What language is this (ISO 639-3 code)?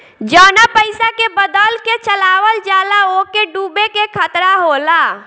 bho